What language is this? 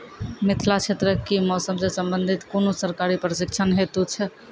Maithili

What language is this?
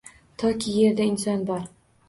Uzbek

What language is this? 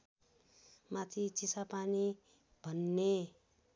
Nepali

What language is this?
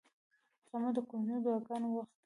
Pashto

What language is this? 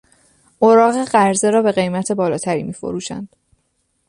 Persian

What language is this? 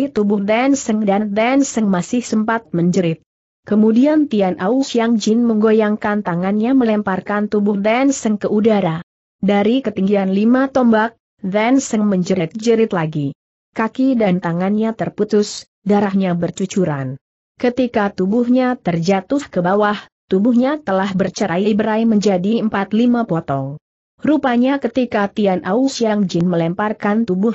Indonesian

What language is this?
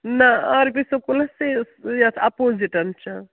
Kashmiri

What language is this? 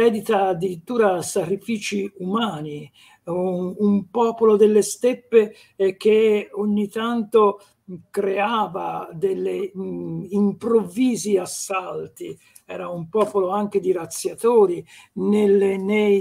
Italian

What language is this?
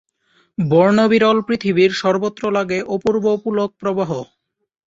Bangla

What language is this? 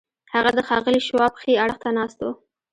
Pashto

